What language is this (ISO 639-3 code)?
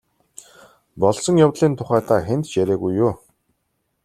mon